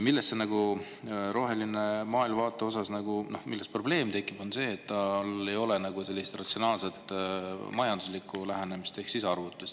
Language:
Estonian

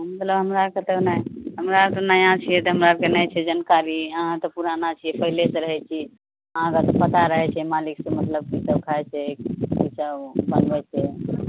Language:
Maithili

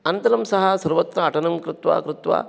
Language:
Sanskrit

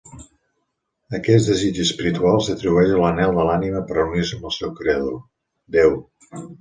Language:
Catalan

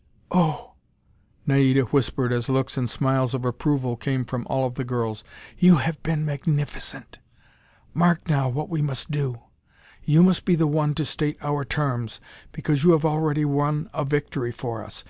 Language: English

